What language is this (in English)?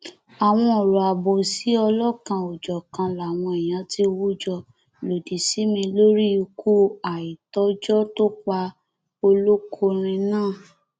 Yoruba